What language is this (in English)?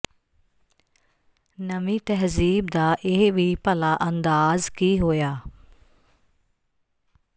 Punjabi